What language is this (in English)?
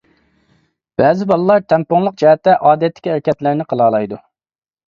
Uyghur